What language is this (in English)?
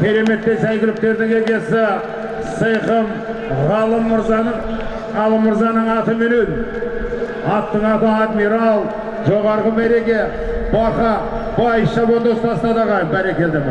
Turkish